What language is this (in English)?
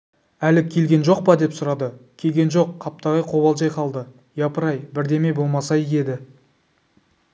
Kazakh